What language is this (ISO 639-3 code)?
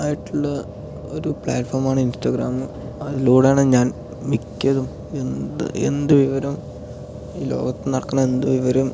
mal